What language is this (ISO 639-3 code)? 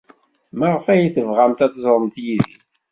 kab